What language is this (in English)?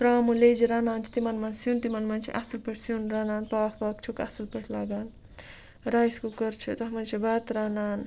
Kashmiri